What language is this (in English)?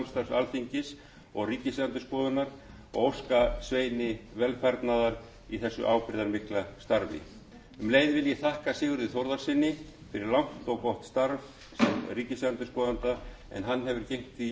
Icelandic